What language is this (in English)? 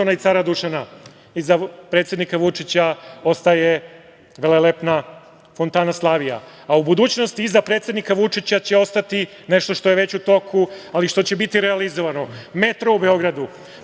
Serbian